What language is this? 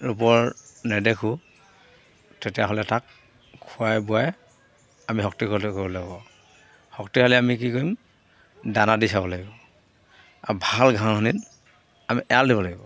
Assamese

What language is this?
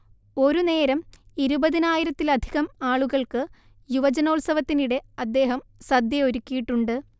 Malayalam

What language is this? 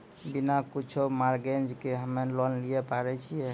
Maithili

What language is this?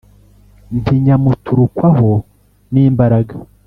Kinyarwanda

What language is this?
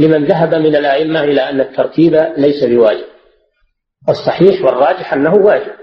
Arabic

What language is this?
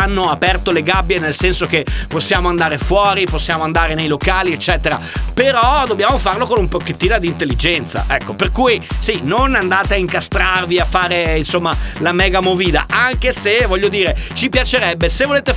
Italian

